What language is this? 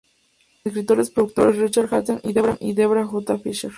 Spanish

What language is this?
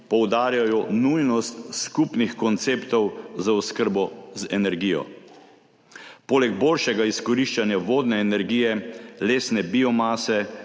Slovenian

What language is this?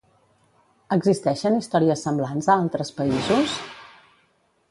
Catalan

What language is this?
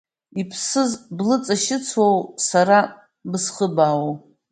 Abkhazian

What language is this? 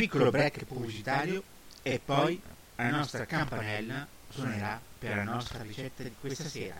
Italian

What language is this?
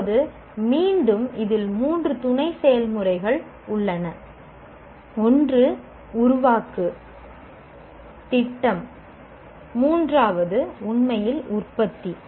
Tamil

